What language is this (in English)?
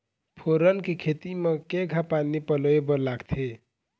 Chhattisgarhi